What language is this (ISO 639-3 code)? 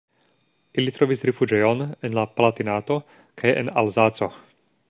epo